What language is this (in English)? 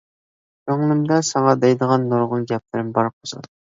Uyghur